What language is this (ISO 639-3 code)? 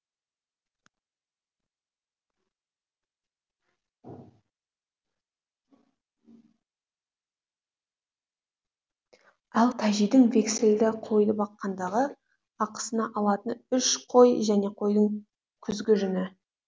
kaz